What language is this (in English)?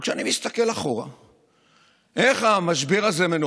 Hebrew